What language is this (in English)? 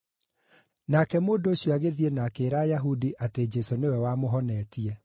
Kikuyu